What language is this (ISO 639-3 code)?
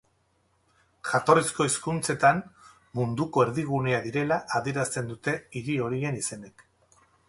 eus